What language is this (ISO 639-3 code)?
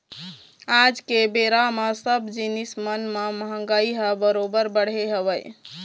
hne